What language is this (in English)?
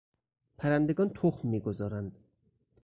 Persian